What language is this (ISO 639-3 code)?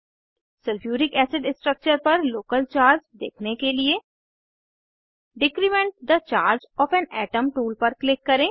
hin